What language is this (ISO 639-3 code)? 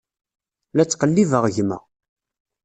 kab